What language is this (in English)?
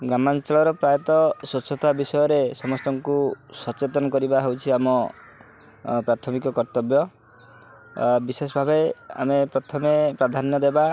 Odia